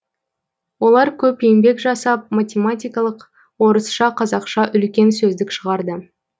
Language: Kazakh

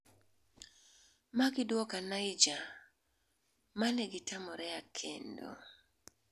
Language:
Luo (Kenya and Tanzania)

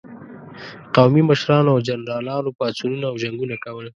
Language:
Pashto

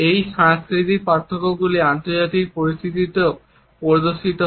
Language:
Bangla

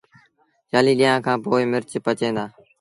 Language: Sindhi Bhil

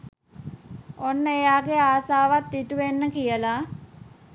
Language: Sinhala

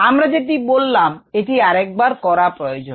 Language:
Bangla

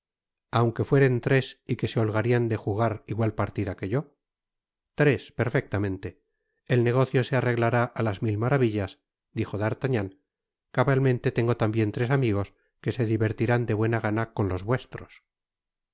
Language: Spanish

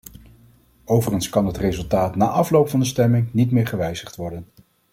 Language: Dutch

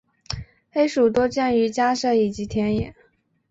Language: Chinese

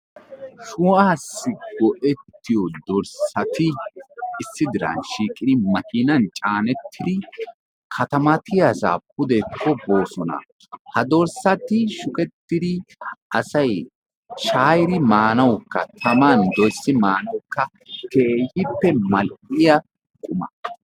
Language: Wolaytta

